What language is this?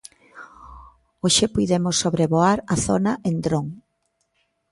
Galician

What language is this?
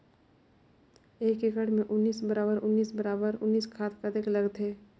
Chhattisgarhi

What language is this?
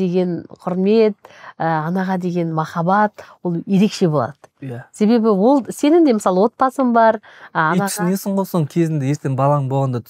Turkish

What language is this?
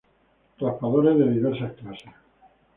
Spanish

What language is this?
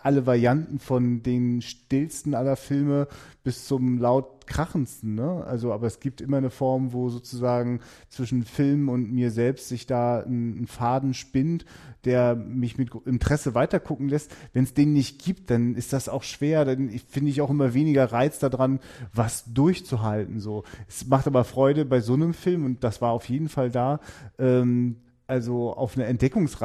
German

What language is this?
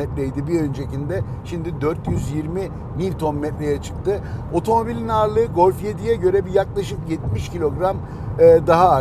Turkish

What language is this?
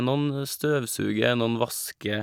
Norwegian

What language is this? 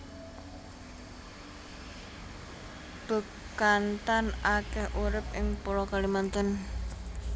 Javanese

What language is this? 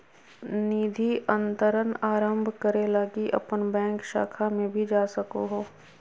Magahi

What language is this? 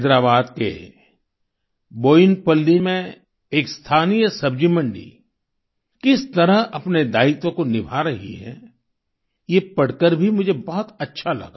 Hindi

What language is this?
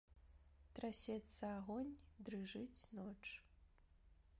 Belarusian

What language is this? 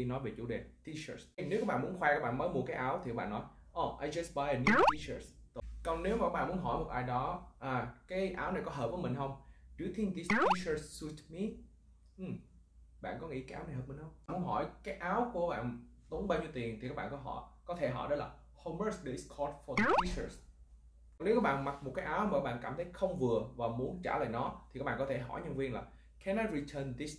Vietnamese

